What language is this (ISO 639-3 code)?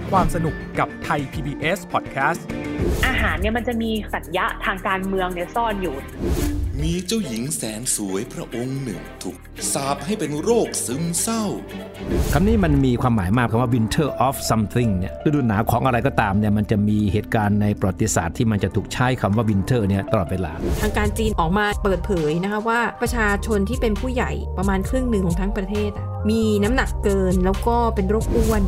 tha